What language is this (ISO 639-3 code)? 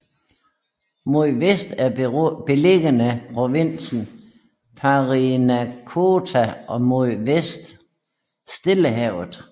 dan